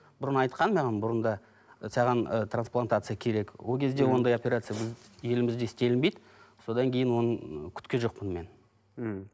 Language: Kazakh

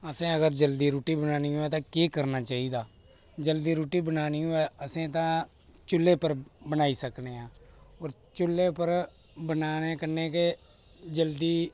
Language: Dogri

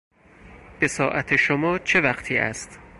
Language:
Persian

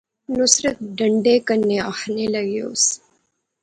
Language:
Pahari-Potwari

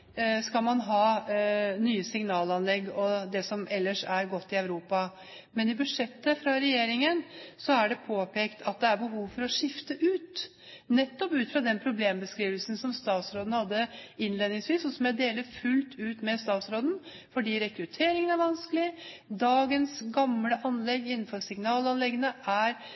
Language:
Norwegian Bokmål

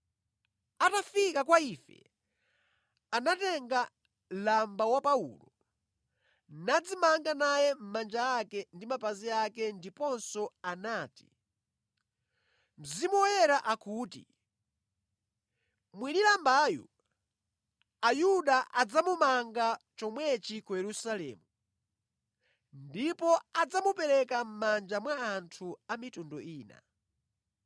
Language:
Nyanja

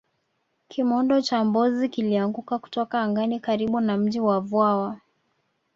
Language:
Swahili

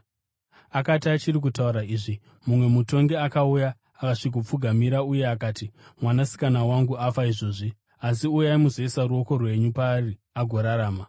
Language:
Shona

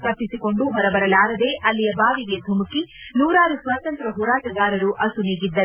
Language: Kannada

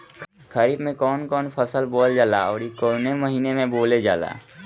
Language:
Bhojpuri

